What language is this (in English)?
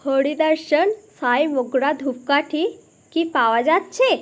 Bangla